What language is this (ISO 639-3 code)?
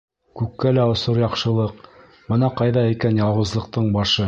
bak